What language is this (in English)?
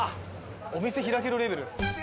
Japanese